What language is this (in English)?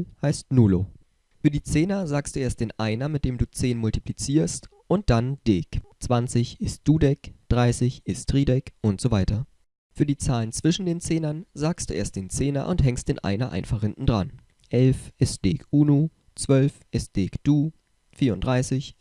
German